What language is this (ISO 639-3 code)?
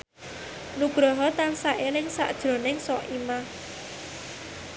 jav